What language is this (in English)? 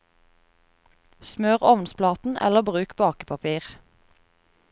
Norwegian